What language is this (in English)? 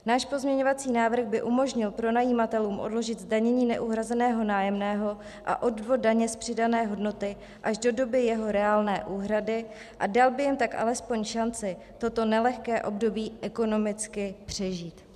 Czech